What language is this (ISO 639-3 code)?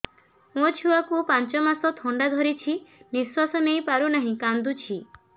ori